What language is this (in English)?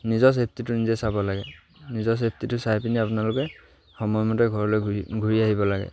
Assamese